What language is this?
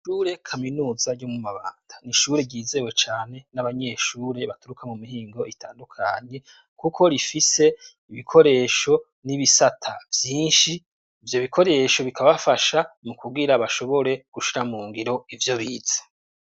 Rundi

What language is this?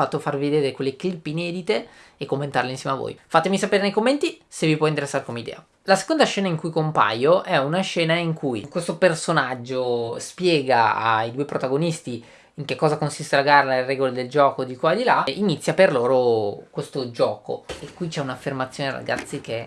Italian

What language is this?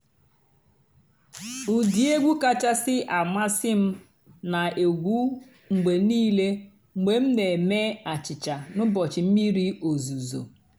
Igbo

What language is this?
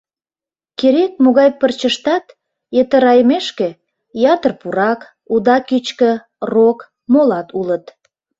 Mari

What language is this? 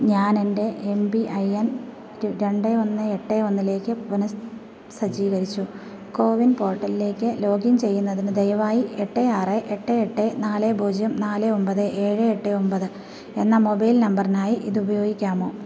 Malayalam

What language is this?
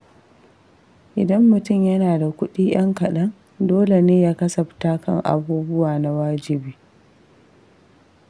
Hausa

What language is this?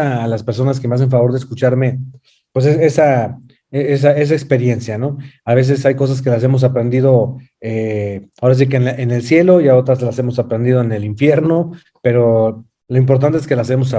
Spanish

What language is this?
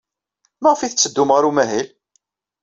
Kabyle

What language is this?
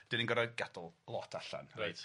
Welsh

